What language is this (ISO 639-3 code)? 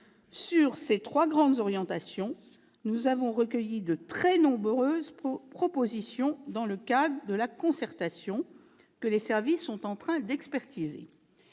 fra